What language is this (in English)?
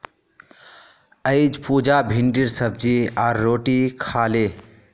Magahi